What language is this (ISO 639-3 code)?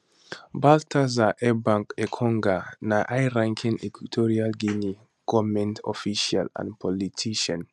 pcm